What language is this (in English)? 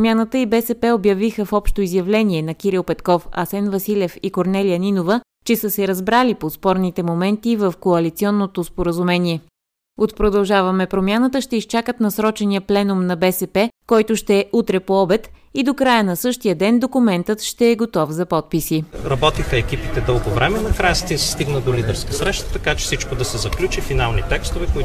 Bulgarian